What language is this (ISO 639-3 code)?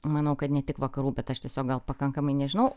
lit